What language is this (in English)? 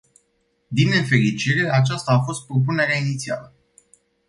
Romanian